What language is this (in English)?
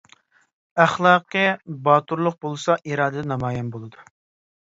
Uyghur